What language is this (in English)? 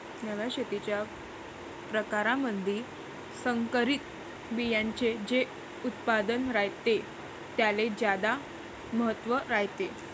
Marathi